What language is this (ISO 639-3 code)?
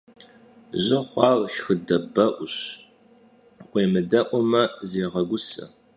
kbd